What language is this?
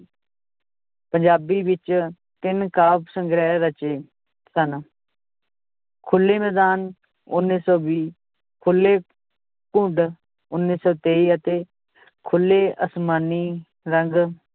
Punjabi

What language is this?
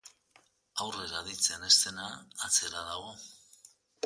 Basque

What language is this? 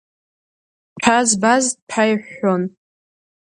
Abkhazian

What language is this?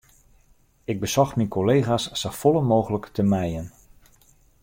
Western Frisian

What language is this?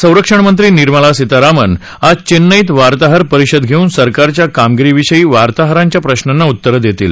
Marathi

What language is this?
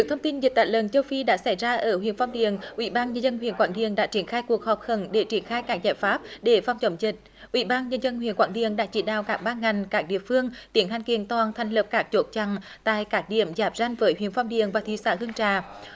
Vietnamese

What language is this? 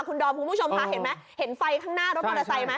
Thai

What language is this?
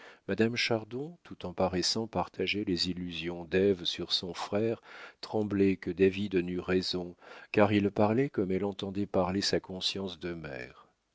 French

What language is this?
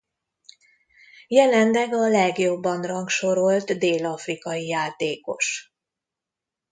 Hungarian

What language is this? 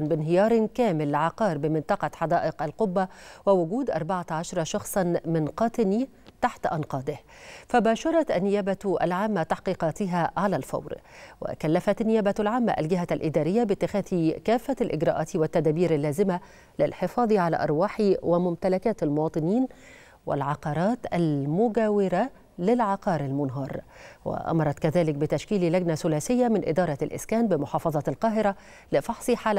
Arabic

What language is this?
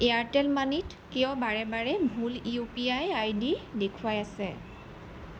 Assamese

